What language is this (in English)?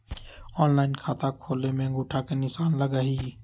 Magahi